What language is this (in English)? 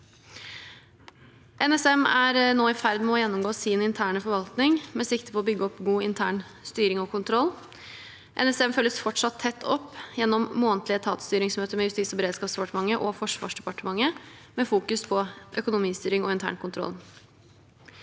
Norwegian